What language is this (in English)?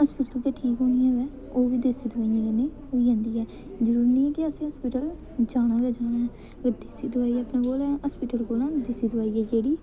Dogri